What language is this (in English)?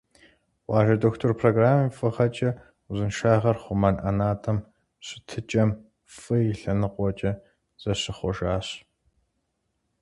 Kabardian